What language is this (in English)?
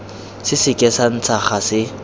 Tswana